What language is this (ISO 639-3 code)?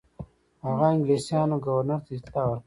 pus